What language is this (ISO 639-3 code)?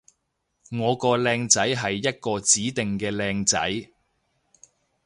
yue